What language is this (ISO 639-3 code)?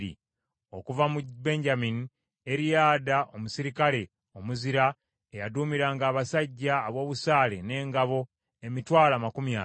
lug